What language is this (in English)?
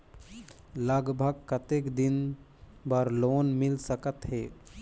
Chhattisgarhi